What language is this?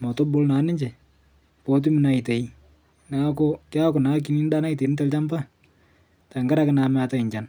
Masai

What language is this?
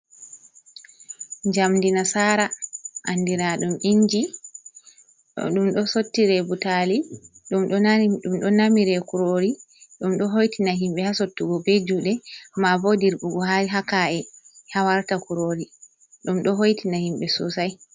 Fula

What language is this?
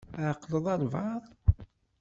Kabyle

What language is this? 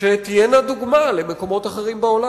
Hebrew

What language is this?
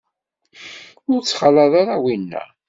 Kabyle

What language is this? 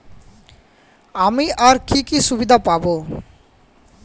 Bangla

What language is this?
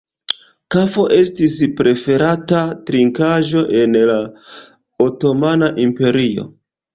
Esperanto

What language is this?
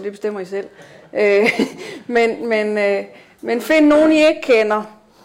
Danish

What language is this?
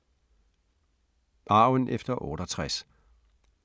Danish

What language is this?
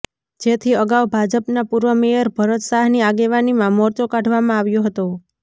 Gujarati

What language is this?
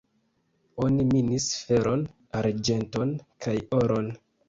Esperanto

